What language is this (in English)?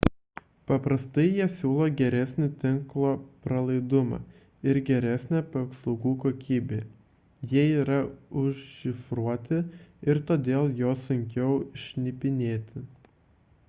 Lithuanian